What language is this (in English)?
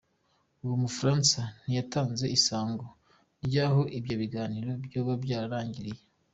Kinyarwanda